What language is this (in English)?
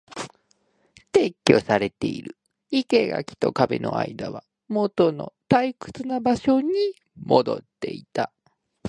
Japanese